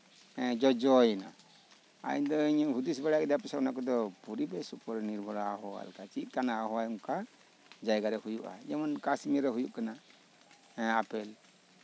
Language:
Santali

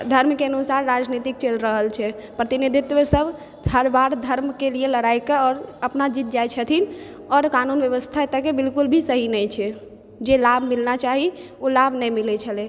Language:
Maithili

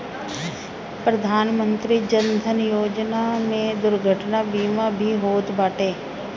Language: Bhojpuri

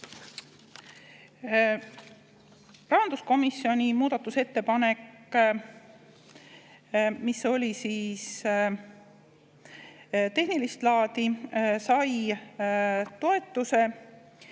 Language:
Estonian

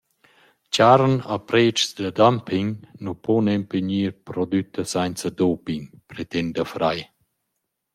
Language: Romansh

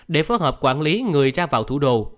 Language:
Vietnamese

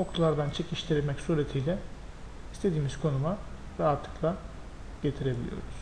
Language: Turkish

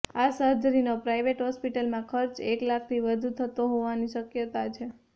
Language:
Gujarati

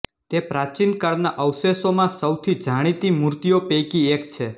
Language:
Gujarati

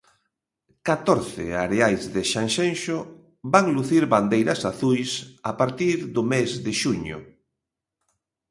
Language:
Galician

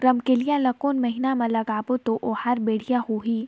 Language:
Chhattisgarhi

